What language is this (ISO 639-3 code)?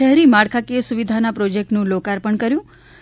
guj